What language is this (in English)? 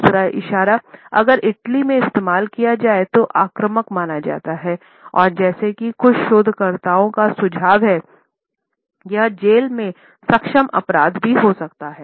Hindi